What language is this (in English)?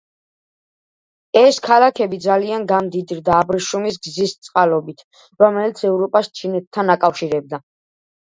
Georgian